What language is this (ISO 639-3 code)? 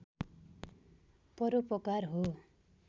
nep